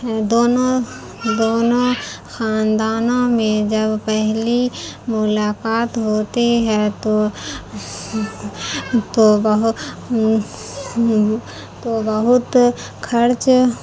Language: Urdu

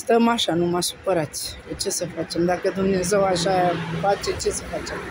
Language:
Romanian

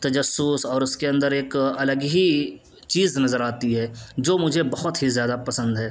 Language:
Urdu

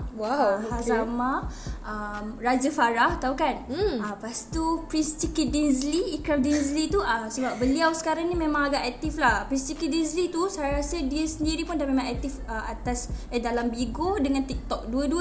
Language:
Malay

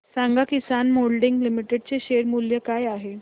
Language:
Marathi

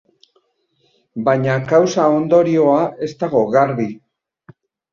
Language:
Basque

